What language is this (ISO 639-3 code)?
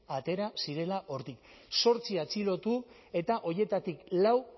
eus